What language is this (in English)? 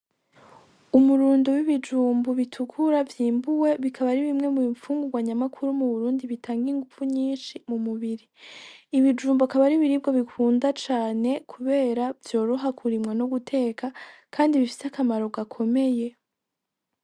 Rundi